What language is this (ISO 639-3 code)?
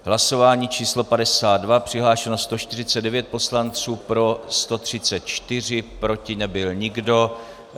ces